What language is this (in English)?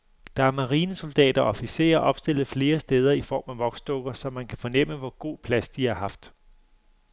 Danish